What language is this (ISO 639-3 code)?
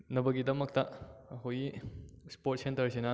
mni